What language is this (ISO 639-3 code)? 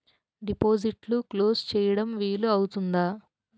tel